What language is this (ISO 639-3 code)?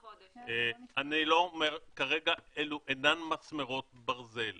heb